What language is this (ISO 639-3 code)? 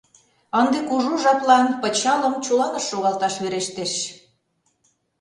chm